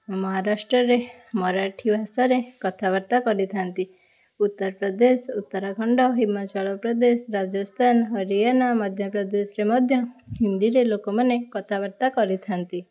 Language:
Odia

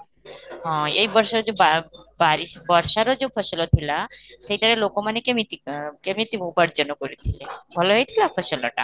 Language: Odia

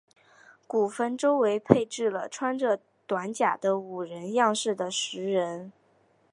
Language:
Chinese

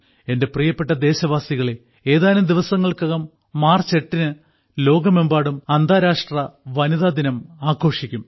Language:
Malayalam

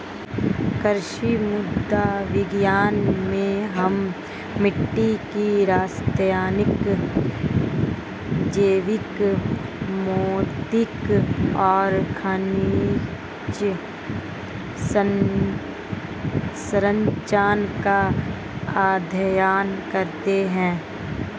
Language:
Hindi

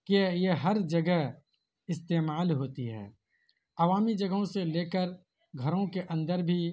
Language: Urdu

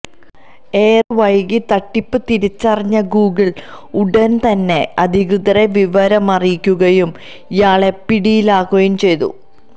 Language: Malayalam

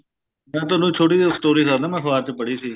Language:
Punjabi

